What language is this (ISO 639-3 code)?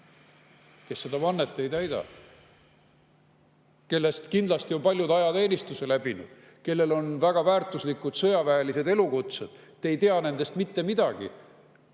est